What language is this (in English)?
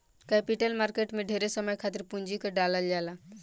Bhojpuri